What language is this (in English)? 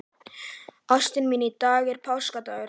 Icelandic